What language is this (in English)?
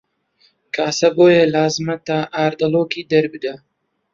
Central Kurdish